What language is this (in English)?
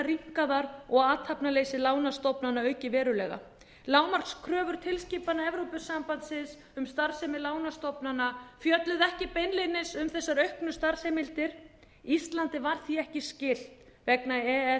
Icelandic